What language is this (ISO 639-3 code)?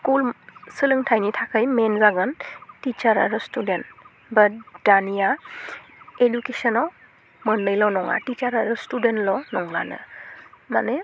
brx